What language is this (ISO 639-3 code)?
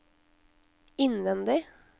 nor